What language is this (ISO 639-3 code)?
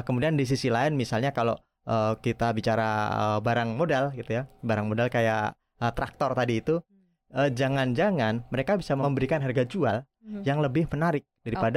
ind